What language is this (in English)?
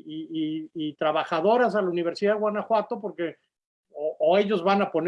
Spanish